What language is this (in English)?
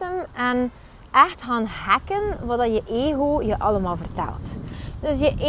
Dutch